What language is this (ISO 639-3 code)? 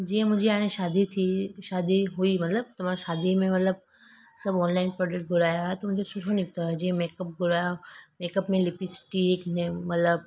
snd